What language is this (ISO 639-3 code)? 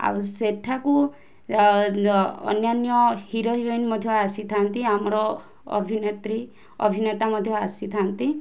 ori